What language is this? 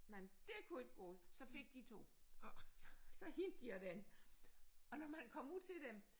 Danish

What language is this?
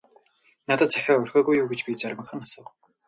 Mongolian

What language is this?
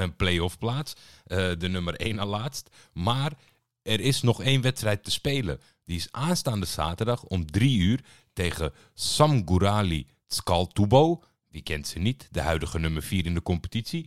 Dutch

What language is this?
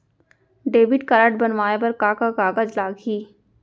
Chhattisgarhi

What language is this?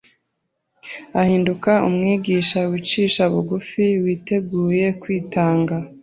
Kinyarwanda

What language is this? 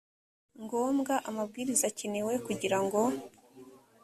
Kinyarwanda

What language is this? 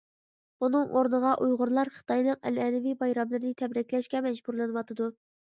Uyghur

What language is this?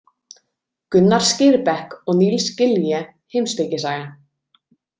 Icelandic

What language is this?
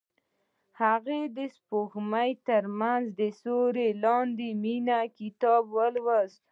Pashto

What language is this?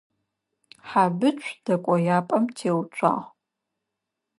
Adyghe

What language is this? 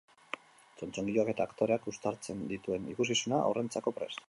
Basque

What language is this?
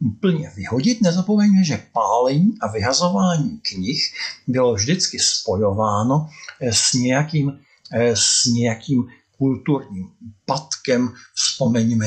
Czech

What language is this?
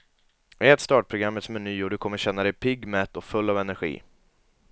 Swedish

